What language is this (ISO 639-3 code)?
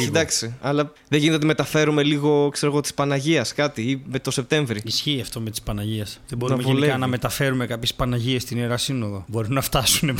ell